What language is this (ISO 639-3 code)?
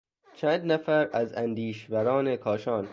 fas